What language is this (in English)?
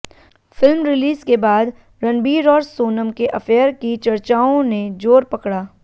Hindi